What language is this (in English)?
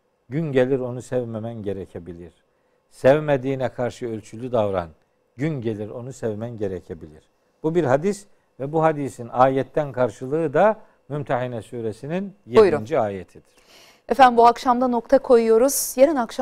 Turkish